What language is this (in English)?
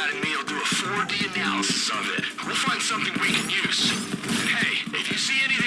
English